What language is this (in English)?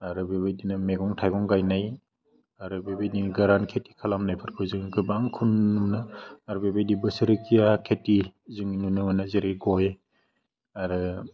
Bodo